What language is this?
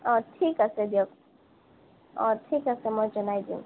Assamese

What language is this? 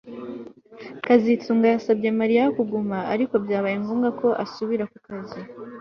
Kinyarwanda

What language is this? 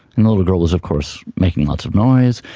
English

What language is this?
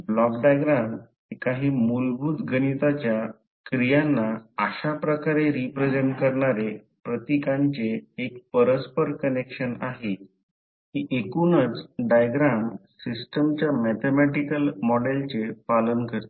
Marathi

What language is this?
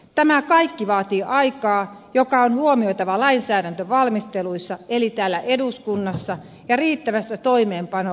Finnish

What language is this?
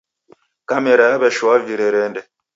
Taita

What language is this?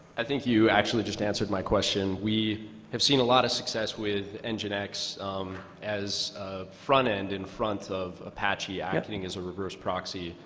English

